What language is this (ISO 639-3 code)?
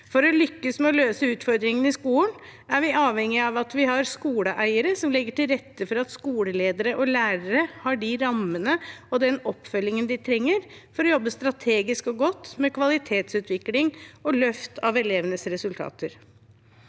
nor